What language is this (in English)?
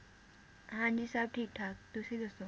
Punjabi